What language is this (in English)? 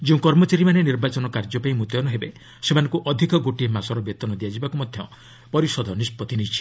Odia